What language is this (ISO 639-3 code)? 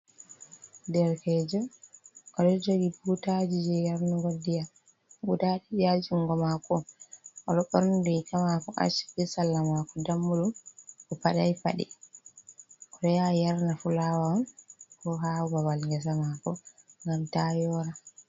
ful